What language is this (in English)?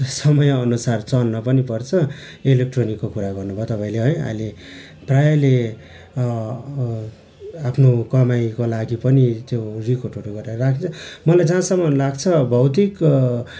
Nepali